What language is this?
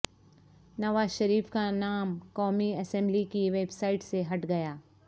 Urdu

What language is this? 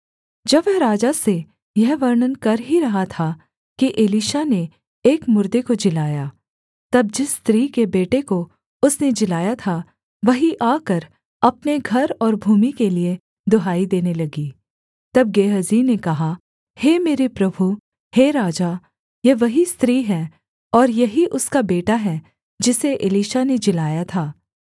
Hindi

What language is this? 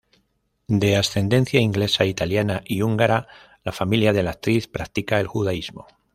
Spanish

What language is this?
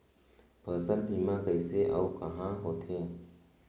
Chhattisgarhi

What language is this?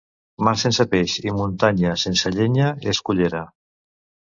Catalan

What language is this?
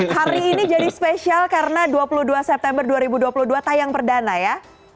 Indonesian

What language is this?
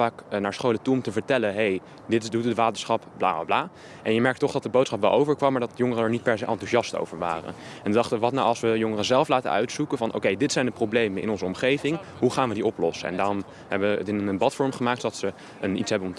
Dutch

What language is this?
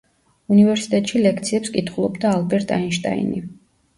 Georgian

